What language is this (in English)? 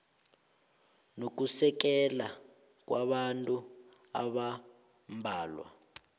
South Ndebele